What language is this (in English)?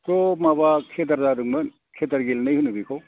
Bodo